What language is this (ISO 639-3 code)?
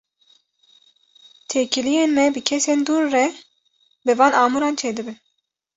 kur